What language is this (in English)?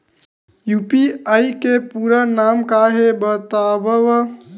Chhattisgarhi